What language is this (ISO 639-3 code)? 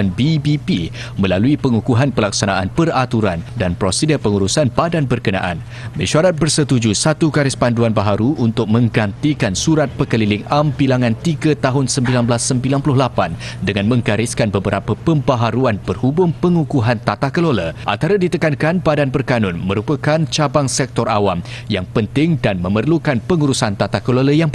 msa